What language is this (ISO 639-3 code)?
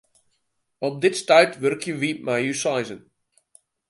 fry